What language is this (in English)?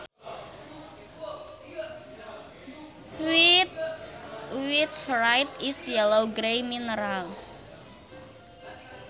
Sundanese